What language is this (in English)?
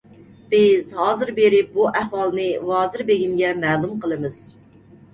Uyghur